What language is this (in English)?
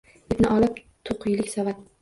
Uzbek